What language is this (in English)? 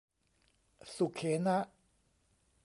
Thai